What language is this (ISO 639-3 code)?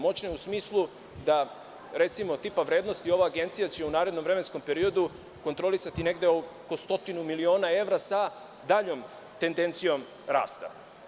srp